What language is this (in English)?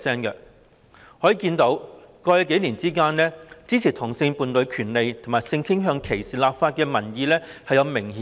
Cantonese